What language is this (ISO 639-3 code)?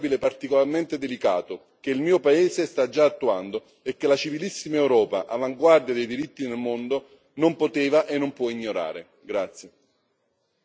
ita